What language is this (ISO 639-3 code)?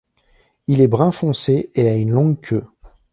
fra